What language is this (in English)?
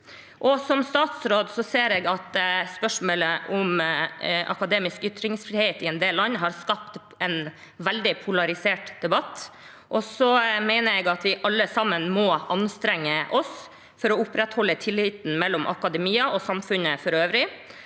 Norwegian